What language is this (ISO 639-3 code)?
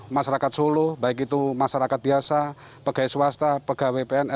ind